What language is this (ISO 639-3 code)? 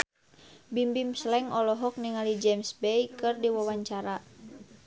sun